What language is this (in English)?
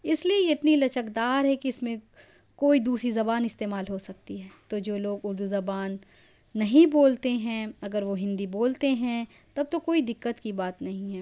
Urdu